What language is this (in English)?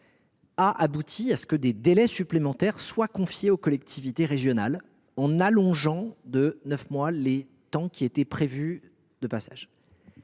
French